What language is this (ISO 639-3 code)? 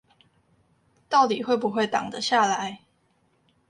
zho